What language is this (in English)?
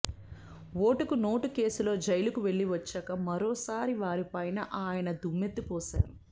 Telugu